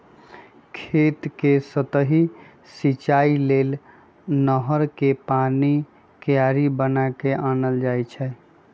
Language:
Magahi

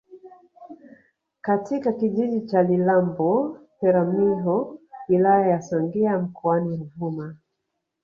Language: Swahili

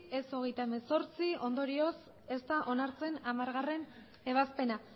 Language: Basque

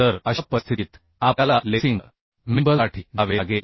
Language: Marathi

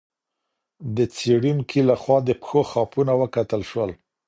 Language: Pashto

